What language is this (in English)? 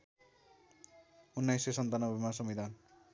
Nepali